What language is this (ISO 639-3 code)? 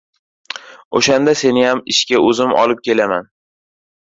uzb